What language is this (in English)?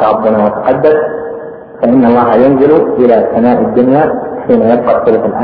Arabic